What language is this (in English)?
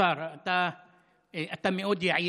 Hebrew